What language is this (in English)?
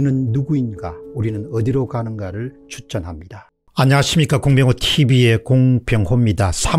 Korean